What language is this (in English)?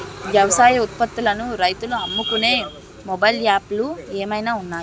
Telugu